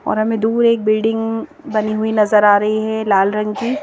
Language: Hindi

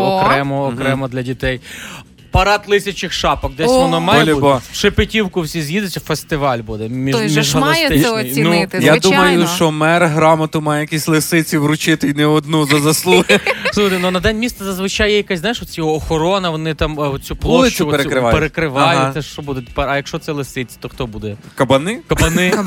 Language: Ukrainian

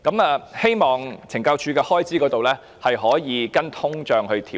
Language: Cantonese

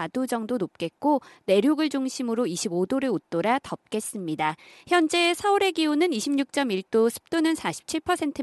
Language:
Korean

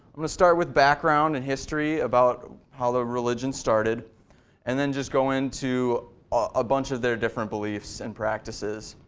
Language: English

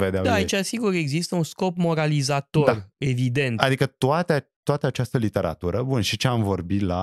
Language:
Romanian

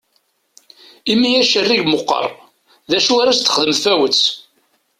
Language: Kabyle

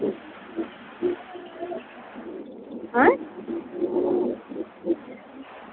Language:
Dogri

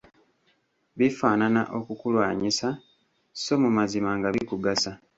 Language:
Ganda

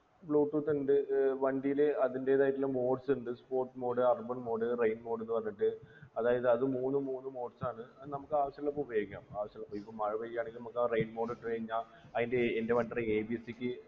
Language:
Malayalam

